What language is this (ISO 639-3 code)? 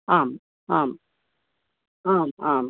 san